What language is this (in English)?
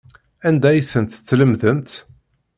Kabyle